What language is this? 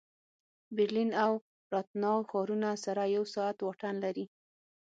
Pashto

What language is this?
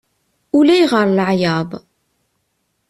Kabyle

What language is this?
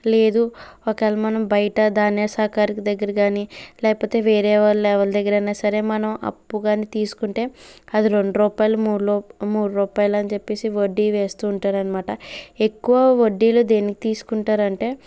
Telugu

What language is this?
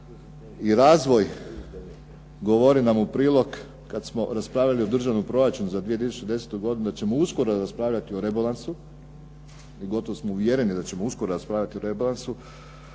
Croatian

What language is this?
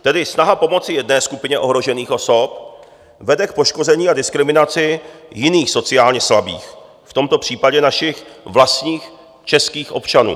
Czech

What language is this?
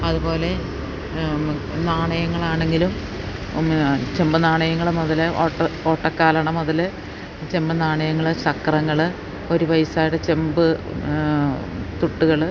Malayalam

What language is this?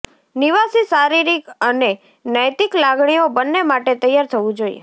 Gujarati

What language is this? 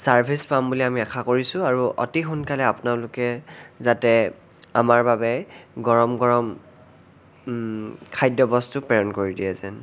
Assamese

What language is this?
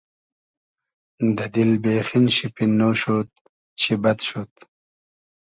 Hazaragi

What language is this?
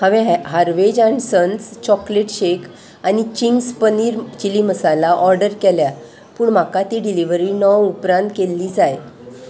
Konkani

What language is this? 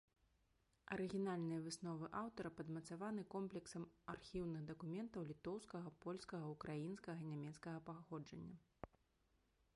Belarusian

